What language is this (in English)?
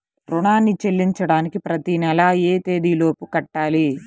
Telugu